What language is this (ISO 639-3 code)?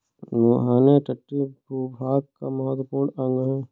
hin